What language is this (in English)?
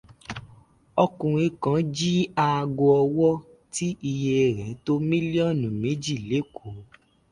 Yoruba